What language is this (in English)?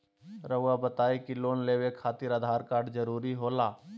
Magahi